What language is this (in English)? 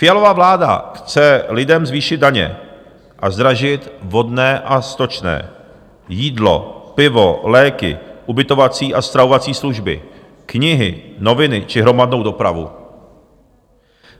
Czech